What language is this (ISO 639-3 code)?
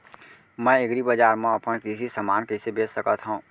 hne